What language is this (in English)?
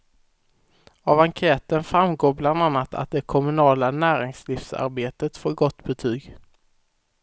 Swedish